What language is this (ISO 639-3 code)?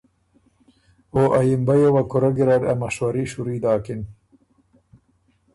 oru